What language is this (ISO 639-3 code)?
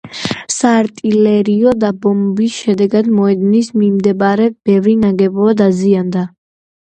kat